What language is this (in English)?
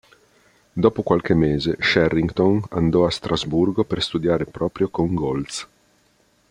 Italian